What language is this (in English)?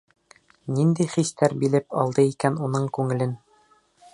Bashkir